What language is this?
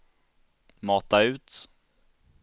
Swedish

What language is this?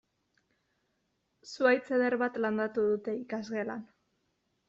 Basque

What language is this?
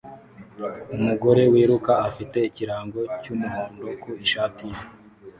Kinyarwanda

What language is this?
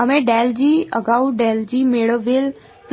Gujarati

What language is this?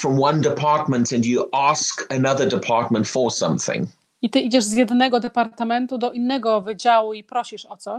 Polish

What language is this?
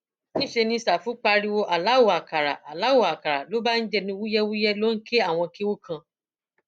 Yoruba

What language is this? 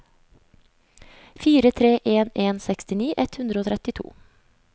Norwegian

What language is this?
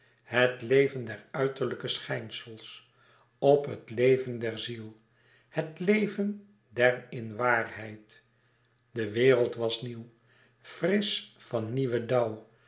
Dutch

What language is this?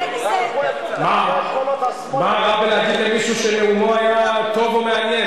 Hebrew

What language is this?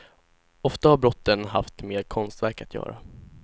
Swedish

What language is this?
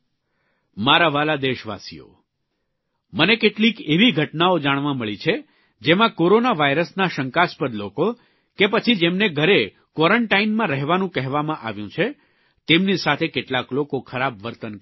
Gujarati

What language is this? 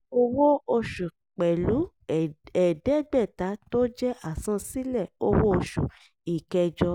Yoruba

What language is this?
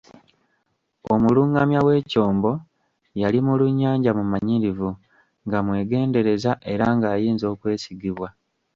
Ganda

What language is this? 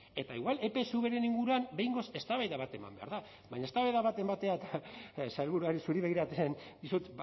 Basque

